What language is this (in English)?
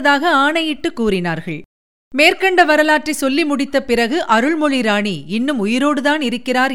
Tamil